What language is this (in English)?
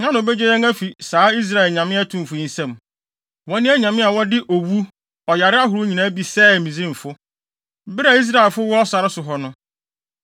Akan